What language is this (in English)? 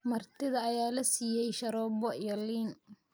Somali